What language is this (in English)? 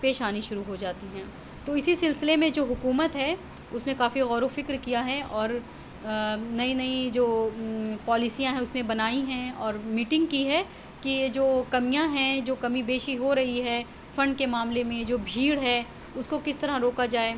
Urdu